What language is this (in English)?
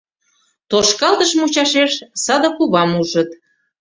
Mari